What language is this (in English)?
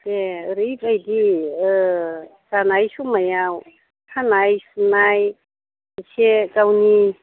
Bodo